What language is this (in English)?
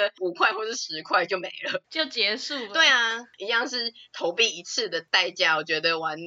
Chinese